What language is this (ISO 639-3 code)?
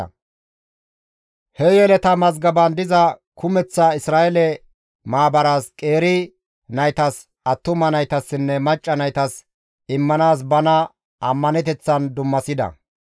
gmv